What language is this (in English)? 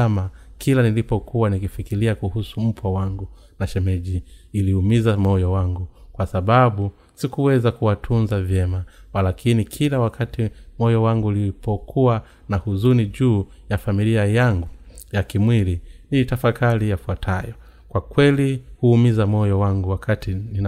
Swahili